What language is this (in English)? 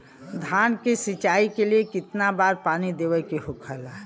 Bhojpuri